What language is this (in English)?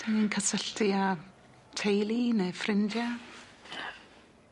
Welsh